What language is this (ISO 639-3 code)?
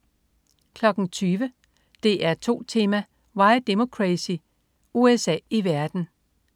dan